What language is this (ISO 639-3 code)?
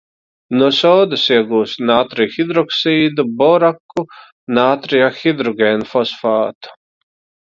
lav